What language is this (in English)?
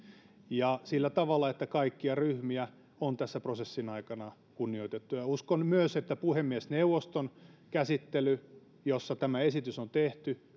Finnish